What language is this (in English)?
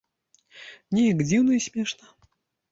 Belarusian